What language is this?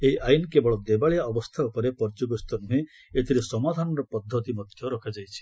Odia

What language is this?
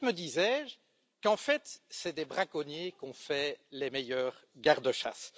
French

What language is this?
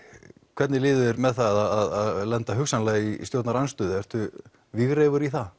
Icelandic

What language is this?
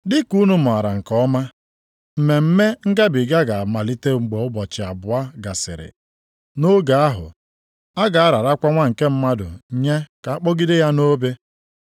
Igbo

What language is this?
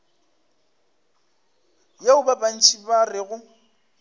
Northern Sotho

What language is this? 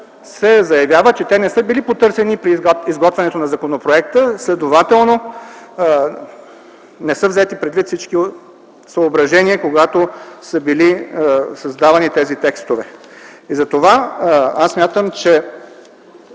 Bulgarian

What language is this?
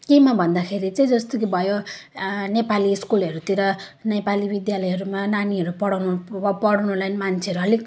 Nepali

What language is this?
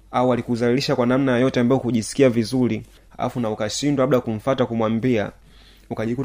Swahili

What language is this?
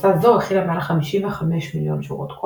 Hebrew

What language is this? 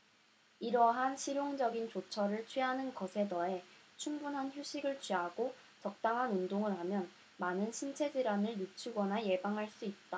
Korean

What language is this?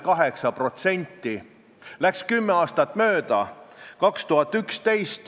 Estonian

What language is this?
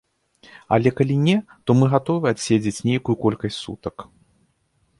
Belarusian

